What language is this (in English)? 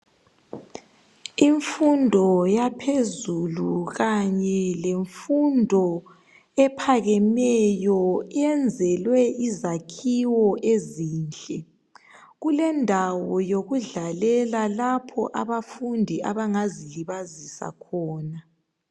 North Ndebele